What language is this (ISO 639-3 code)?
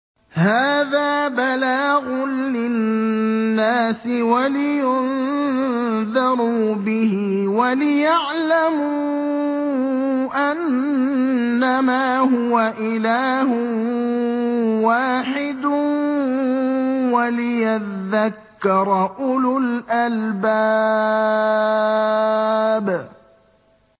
ara